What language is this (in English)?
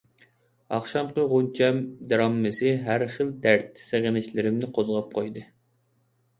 Uyghur